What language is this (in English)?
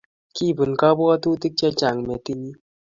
Kalenjin